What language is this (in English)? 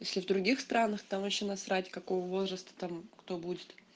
Russian